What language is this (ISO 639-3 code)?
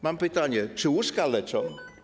pol